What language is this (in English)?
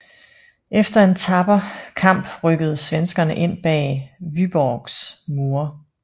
Danish